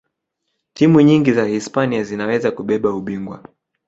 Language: Swahili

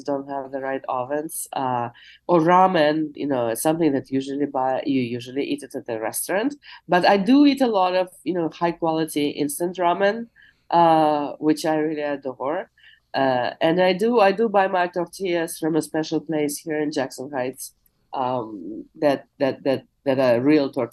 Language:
English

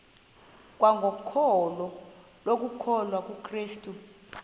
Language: Xhosa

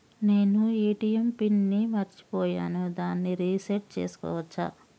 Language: Telugu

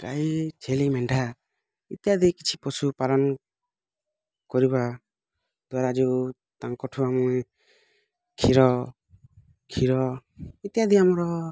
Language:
Odia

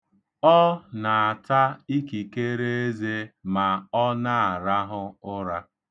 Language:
Igbo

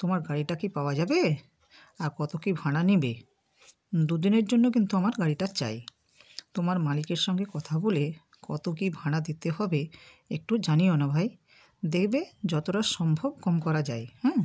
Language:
Bangla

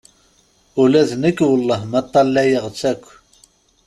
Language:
Kabyle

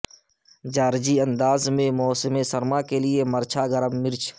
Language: Urdu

